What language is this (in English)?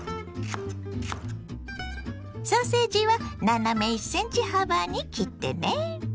Japanese